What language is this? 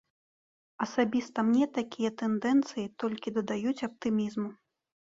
Belarusian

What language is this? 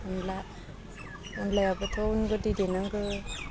Bodo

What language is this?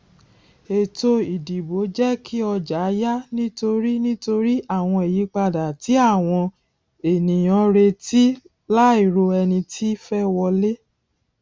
Yoruba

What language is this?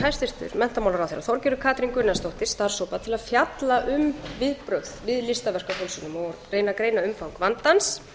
Icelandic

